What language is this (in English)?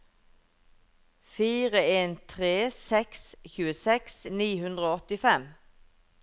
Norwegian